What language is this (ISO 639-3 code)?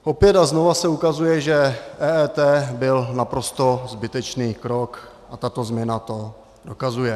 ces